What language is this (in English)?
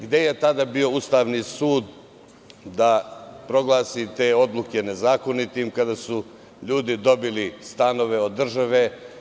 Serbian